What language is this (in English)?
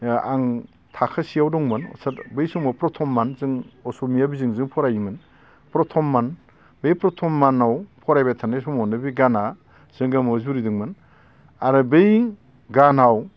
Bodo